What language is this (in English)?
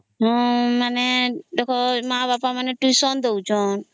Odia